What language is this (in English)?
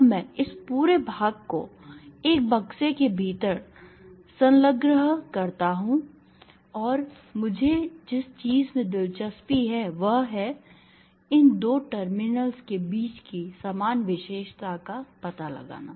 Hindi